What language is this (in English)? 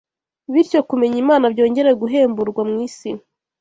Kinyarwanda